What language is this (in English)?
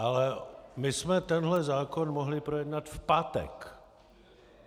Czech